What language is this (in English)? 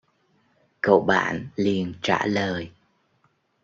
Vietnamese